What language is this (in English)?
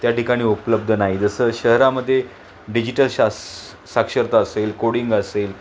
Marathi